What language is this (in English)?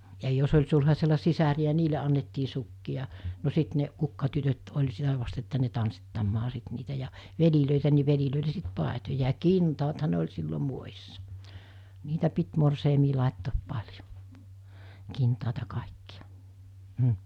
Finnish